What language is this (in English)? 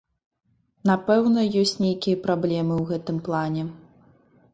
Belarusian